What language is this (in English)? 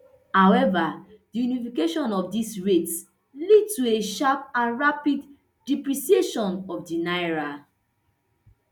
Nigerian Pidgin